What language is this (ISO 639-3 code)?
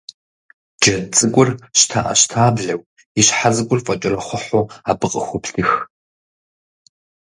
kbd